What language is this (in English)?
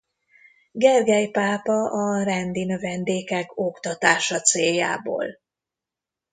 Hungarian